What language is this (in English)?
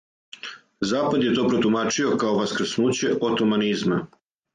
Serbian